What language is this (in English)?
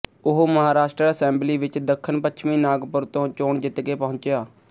Punjabi